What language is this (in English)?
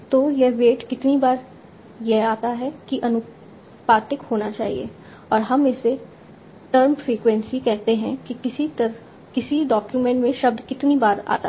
Hindi